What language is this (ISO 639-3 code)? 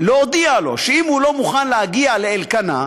heb